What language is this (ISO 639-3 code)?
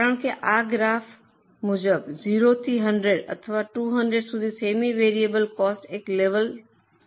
guj